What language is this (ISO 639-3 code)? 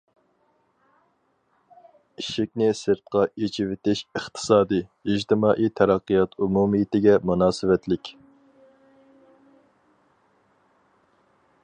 uig